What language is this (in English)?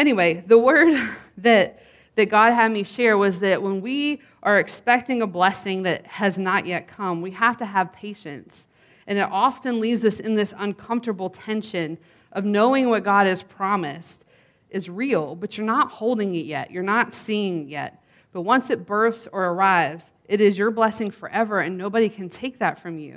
English